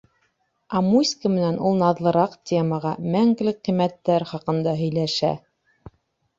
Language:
Bashkir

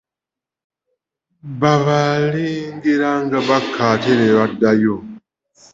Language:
Ganda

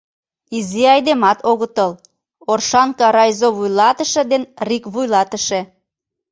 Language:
Mari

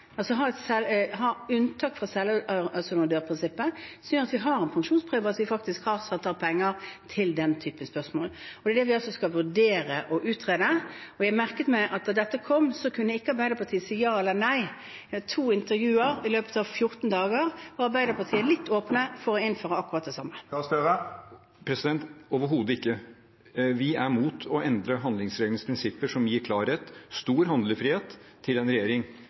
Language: Norwegian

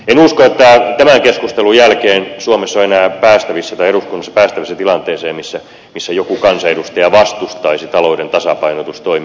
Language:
Finnish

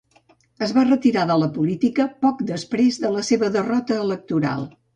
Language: Catalan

